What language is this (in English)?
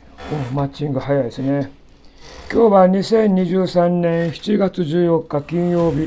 Japanese